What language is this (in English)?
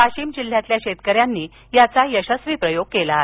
Marathi